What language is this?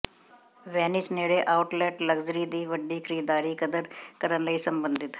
Punjabi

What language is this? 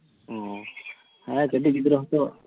Santali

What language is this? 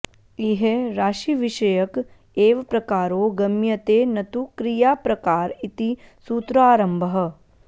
Sanskrit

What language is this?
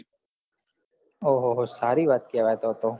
Gujarati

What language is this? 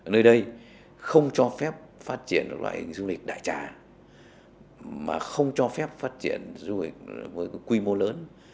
Vietnamese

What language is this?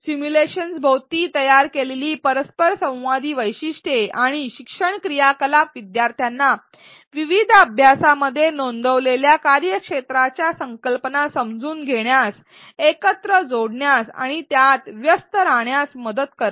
Marathi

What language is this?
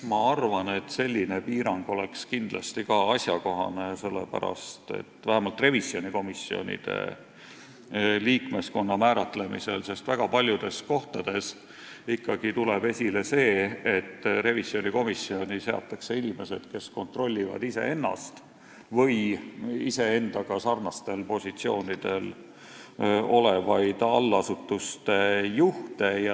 Estonian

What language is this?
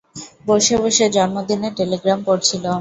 Bangla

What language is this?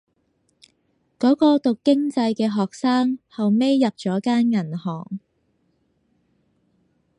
Cantonese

